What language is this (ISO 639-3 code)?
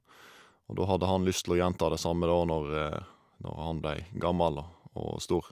nor